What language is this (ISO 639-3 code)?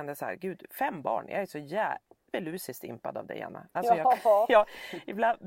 swe